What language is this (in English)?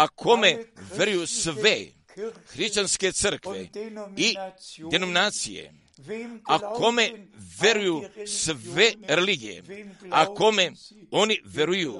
Croatian